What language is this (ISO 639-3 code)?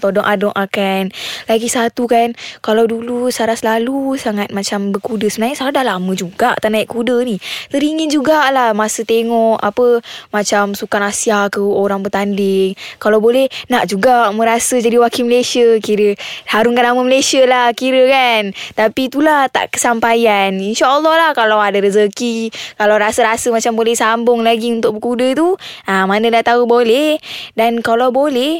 msa